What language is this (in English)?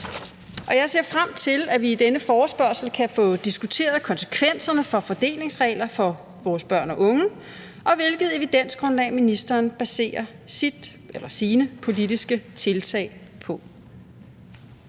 Danish